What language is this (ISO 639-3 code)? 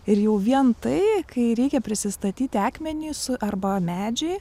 lit